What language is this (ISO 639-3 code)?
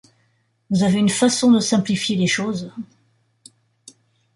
fra